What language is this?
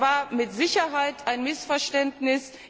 German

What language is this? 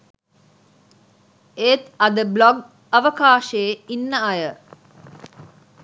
Sinhala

